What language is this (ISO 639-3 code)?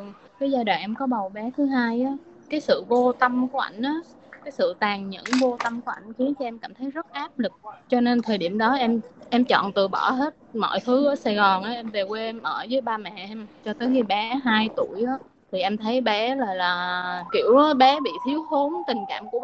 vie